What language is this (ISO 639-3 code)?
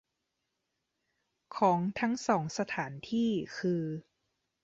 tha